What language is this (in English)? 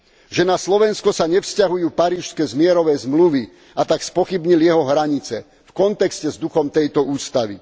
Slovak